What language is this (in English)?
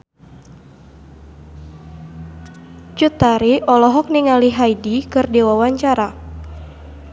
Sundanese